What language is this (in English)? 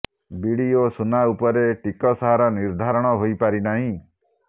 Odia